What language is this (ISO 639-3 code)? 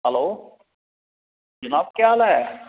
doi